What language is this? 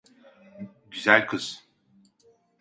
Turkish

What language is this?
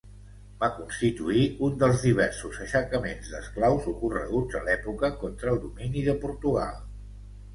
Catalan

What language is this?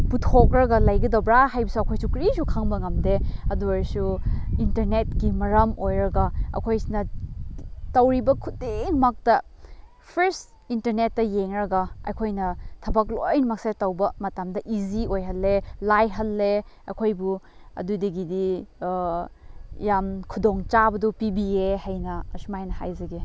Manipuri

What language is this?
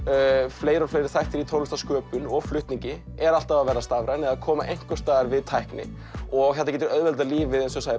Icelandic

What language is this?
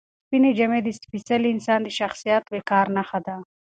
Pashto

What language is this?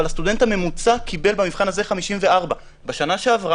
Hebrew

